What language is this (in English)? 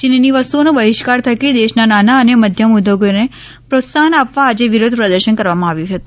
Gujarati